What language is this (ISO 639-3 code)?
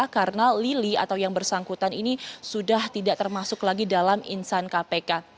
ind